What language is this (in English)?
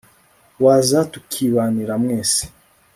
Kinyarwanda